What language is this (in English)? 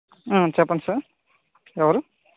Telugu